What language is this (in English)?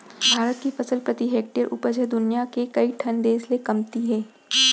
Chhattisgarhi